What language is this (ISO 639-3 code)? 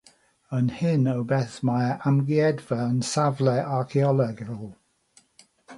cym